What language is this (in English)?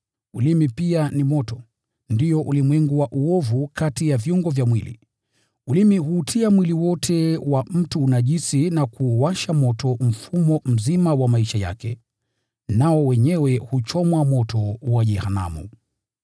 Swahili